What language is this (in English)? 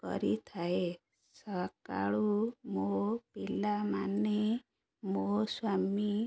Odia